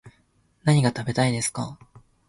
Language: Japanese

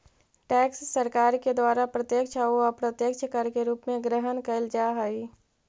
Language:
Magahi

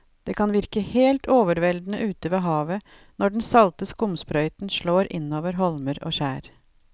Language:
Norwegian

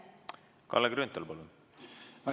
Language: Estonian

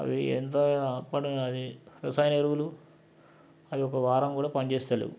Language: Telugu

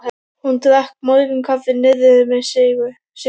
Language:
Icelandic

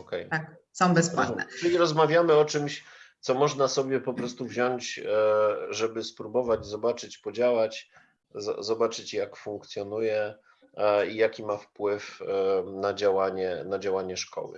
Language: Polish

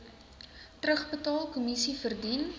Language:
Afrikaans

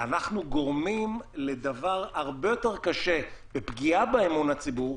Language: Hebrew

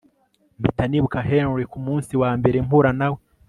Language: Kinyarwanda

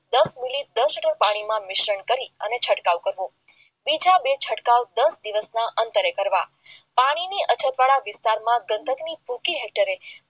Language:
Gujarati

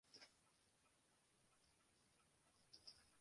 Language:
Western Frisian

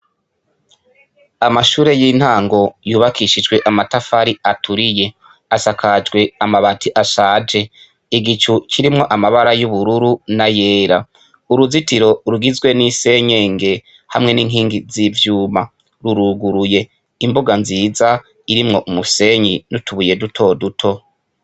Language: Rundi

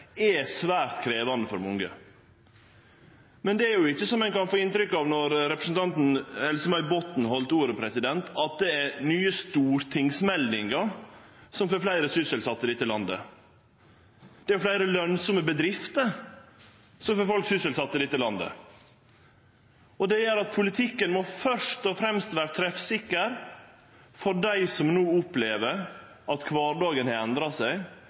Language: Norwegian Nynorsk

